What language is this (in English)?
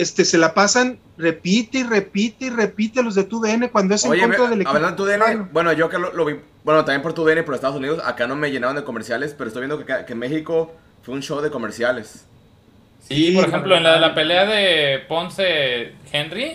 Spanish